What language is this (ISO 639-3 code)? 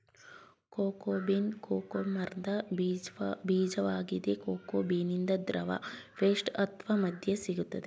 kan